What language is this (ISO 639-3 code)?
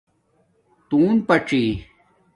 dmk